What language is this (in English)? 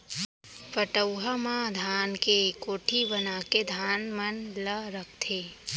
Chhattisgarhi